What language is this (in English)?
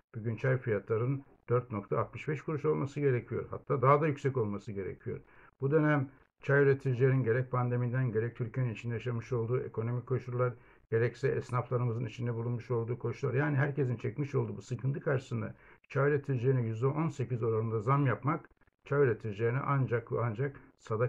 Turkish